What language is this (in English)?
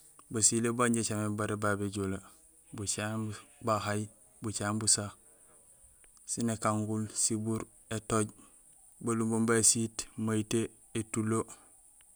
Gusilay